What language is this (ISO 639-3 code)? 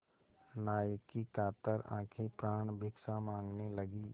hin